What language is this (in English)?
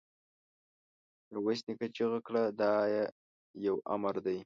Pashto